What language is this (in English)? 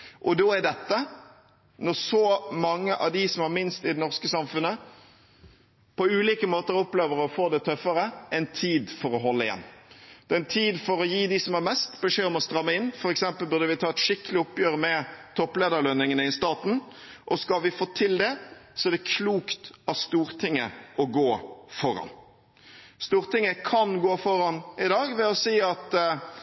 Norwegian Bokmål